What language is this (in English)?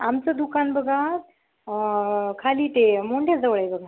Marathi